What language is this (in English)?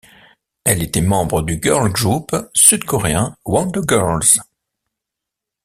French